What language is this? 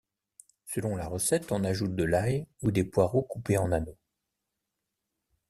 French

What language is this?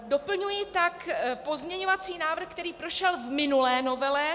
Czech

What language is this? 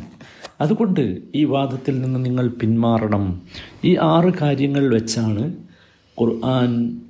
Malayalam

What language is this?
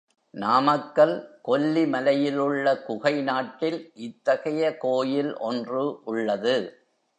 Tamil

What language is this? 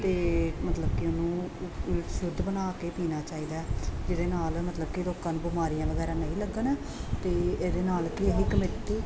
Punjabi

